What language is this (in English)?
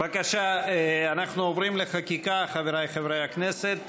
Hebrew